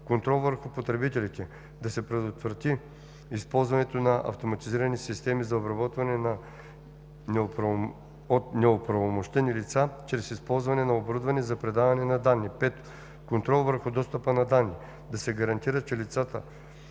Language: Bulgarian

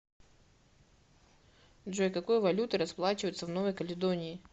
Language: Russian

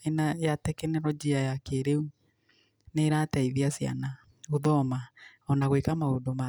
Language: Kikuyu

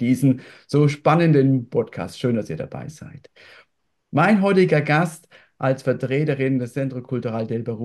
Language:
German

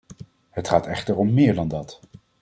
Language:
Dutch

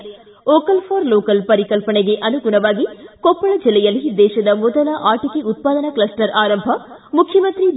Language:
Kannada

